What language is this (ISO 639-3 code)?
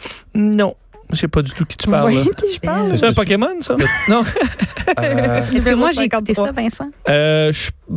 fra